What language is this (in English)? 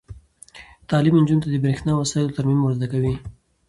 Pashto